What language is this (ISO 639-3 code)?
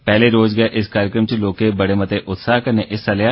doi